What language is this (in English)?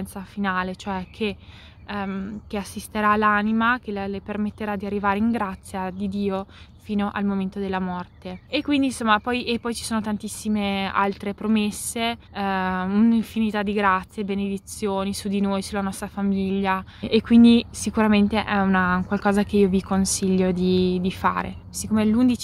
Italian